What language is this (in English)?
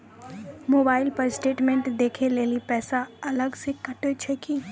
Maithili